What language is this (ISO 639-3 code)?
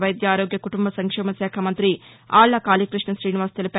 tel